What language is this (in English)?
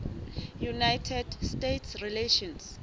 Southern Sotho